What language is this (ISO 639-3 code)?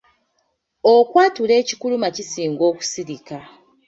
lug